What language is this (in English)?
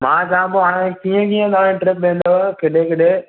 Sindhi